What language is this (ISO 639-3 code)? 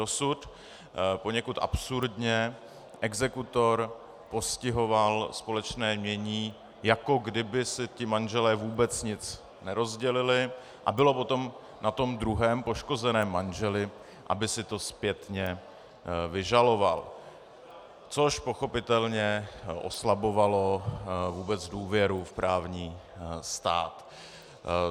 ces